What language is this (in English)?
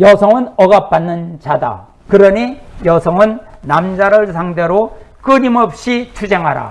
Korean